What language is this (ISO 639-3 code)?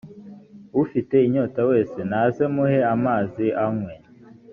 kin